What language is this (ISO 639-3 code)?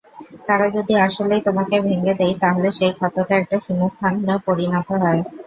ben